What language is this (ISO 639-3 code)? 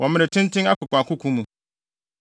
aka